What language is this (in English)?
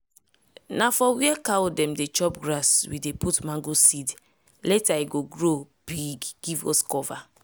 Nigerian Pidgin